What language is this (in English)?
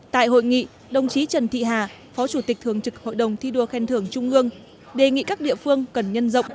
Vietnamese